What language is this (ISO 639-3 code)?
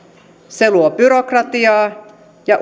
fin